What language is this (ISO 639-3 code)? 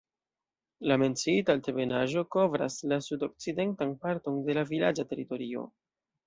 epo